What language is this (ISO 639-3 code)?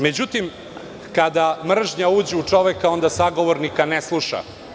srp